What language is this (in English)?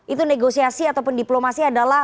Indonesian